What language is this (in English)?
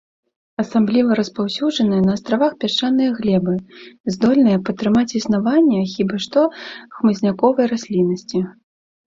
Belarusian